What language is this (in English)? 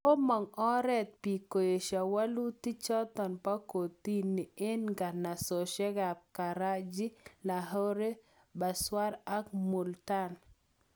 Kalenjin